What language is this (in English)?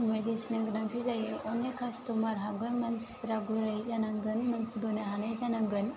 Bodo